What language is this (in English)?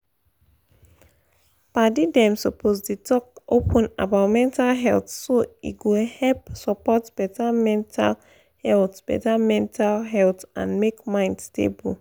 Nigerian Pidgin